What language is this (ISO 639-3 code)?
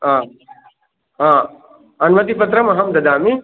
san